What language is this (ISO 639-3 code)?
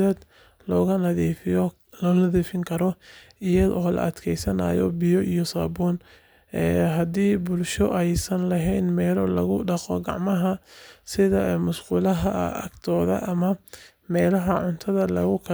som